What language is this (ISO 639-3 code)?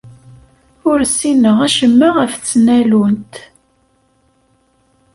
kab